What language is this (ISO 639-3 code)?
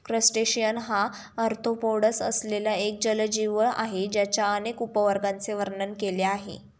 mar